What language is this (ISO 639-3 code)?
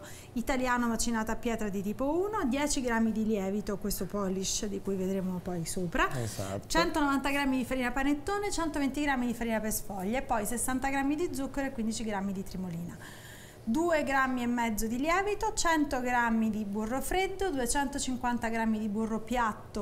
ita